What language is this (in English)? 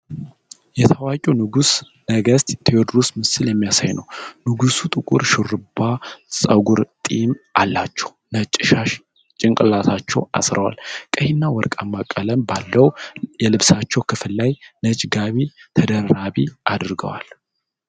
Amharic